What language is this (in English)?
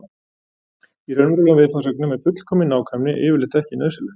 Icelandic